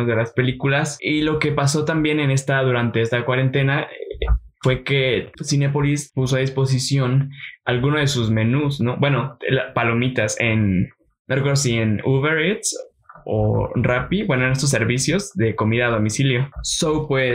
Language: Spanish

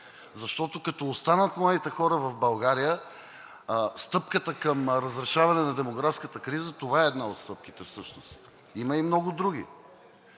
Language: Bulgarian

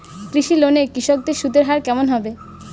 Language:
Bangla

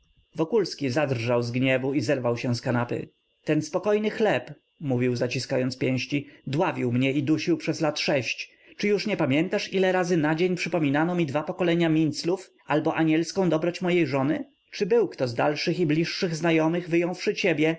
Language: Polish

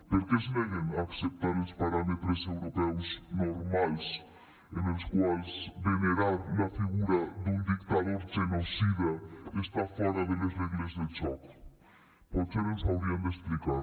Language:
Catalan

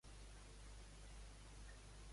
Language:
Catalan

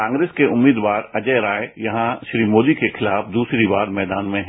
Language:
Hindi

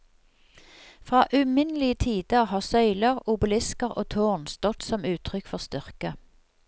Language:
Norwegian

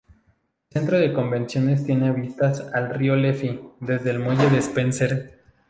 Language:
Spanish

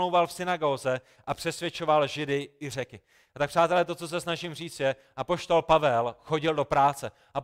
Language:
Czech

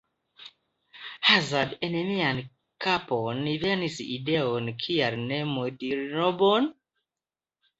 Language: Esperanto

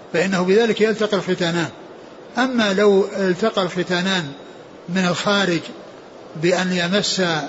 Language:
Arabic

